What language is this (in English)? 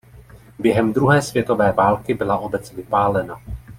Czech